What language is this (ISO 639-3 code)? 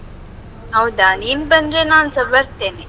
kan